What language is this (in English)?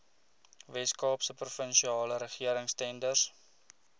Afrikaans